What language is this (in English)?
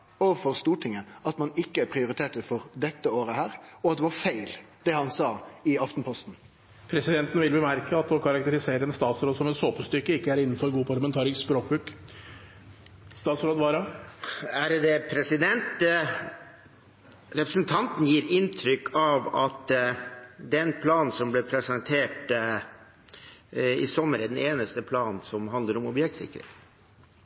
Norwegian